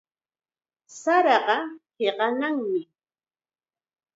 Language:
Chiquián Ancash Quechua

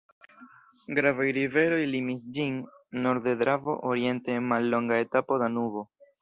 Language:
Esperanto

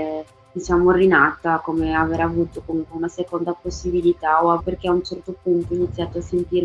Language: Italian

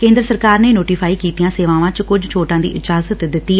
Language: Punjabi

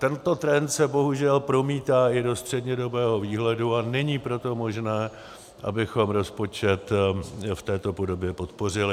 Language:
Czech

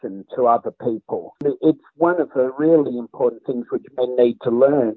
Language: Indonesian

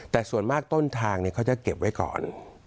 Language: Thai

